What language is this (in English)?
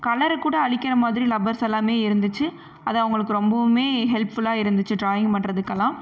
Tamil